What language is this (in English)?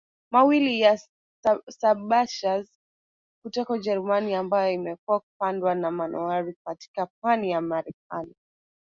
Swahili